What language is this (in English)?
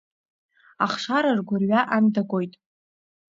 Abkhazian